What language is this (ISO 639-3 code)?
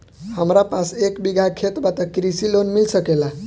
bho